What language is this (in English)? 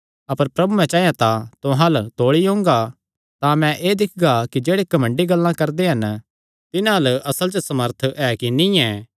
Kangri